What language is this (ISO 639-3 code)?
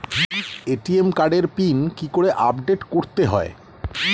ben